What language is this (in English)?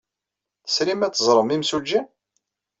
Kabyle